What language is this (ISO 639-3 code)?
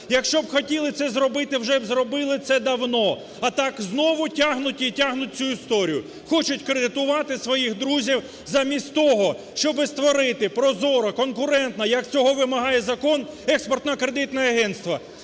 ukr